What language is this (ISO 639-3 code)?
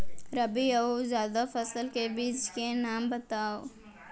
hne